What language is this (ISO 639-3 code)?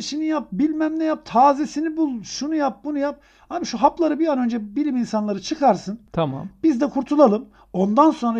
tur